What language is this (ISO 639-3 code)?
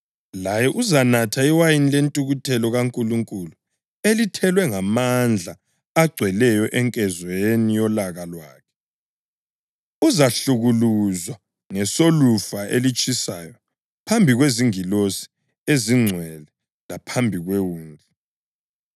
nde